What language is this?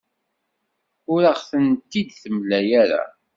Kabyle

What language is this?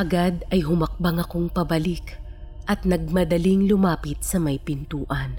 Filipino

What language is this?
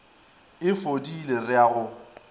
Northern Sotho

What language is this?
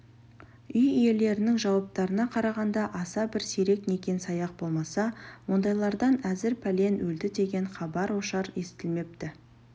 Kazakh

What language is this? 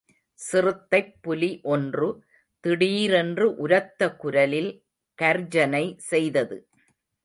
Tamil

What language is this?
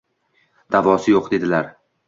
Uzbek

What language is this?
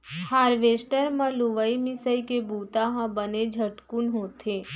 Chhattisgarhi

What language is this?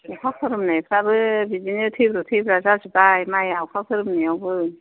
Bodo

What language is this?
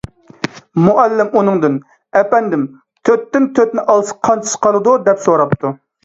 Uyghur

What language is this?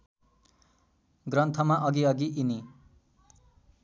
Nepali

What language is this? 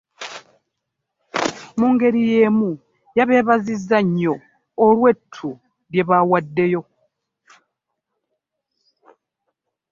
Ganda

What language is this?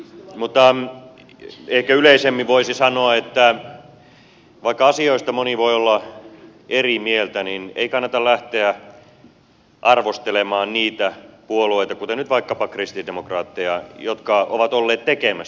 Finnish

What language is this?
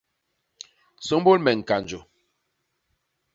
Basaa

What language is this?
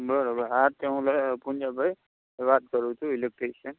Gujarati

